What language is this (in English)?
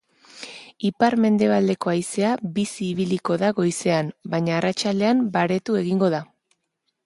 Basque